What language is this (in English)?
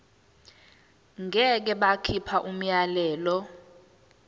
Zulu